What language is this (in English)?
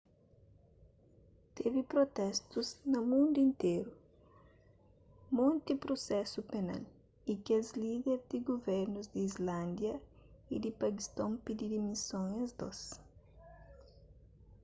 Kabuverdianu